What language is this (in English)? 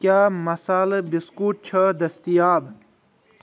Kashmiri